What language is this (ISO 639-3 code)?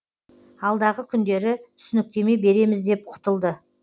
kaz